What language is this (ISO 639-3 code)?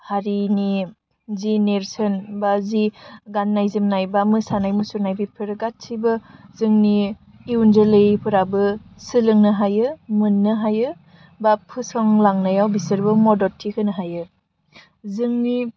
brx